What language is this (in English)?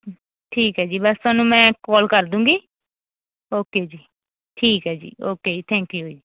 Punjabi